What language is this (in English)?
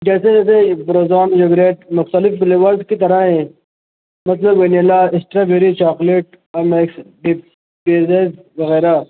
Urdu